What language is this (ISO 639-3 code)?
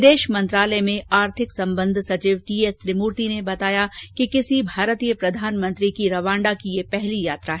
hin